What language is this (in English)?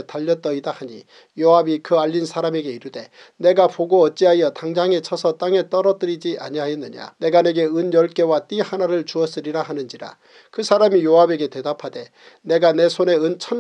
Korean